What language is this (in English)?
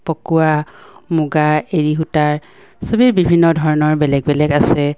Assamese